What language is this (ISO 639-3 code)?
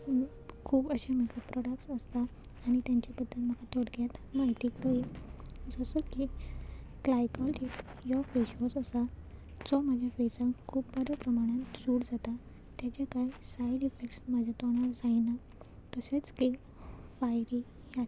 kok